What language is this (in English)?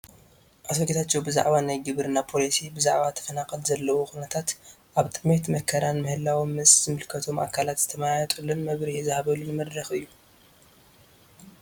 Tigrinya